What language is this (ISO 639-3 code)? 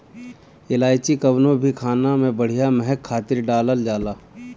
bho